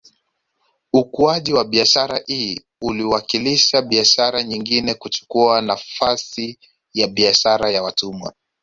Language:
Swahili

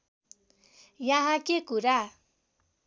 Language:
Nepali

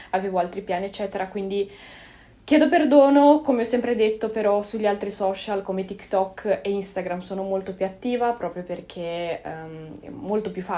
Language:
Italian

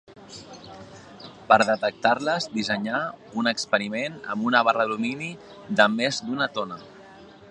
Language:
Catalan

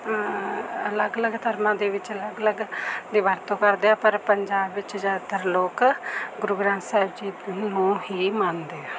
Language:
Punjabi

